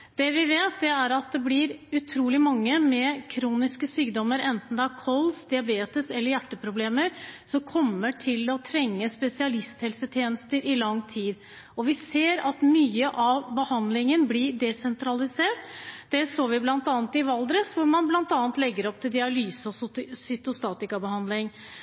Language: Norwegian Bokmål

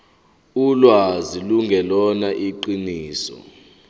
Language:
Zulu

